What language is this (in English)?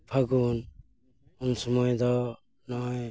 Santali